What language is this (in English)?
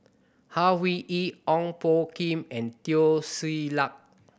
English